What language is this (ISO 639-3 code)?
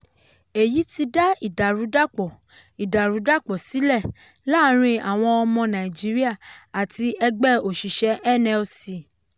yor